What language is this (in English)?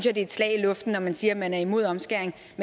Danish